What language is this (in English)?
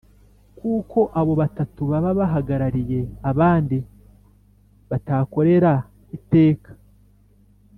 Kinyarwanda